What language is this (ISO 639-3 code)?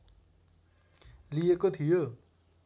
nep